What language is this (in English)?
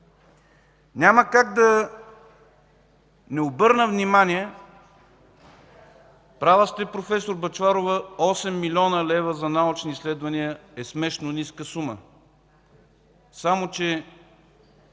Bulgarian